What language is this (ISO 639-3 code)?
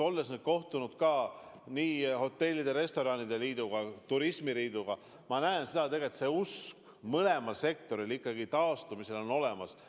est